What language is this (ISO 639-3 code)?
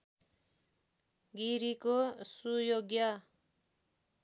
nep